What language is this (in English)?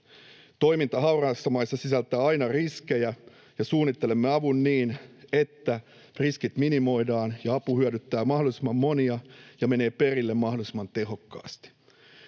Finnish